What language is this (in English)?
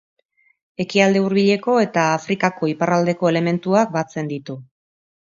Basque